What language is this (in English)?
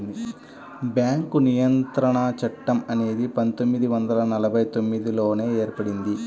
Telugu